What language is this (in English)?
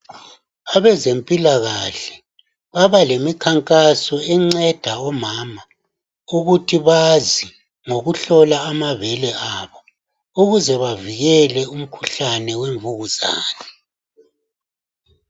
North Ndebele